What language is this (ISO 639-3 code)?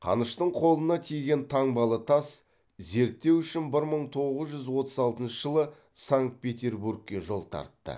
kaz